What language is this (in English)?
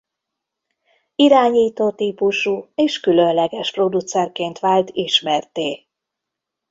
Hungarian